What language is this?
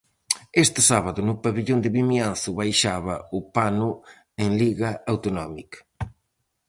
Galician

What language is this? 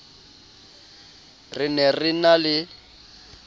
Southern Sotho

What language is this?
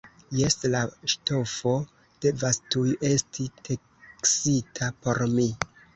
Esperanto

